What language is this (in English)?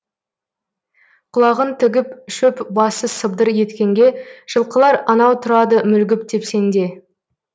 Kazakh